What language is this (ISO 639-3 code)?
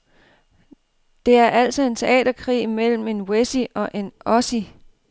dan